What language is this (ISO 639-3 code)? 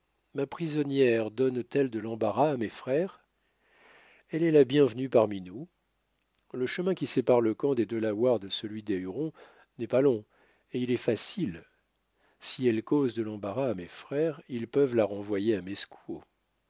fra